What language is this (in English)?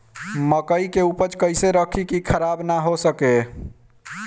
Bhojpuri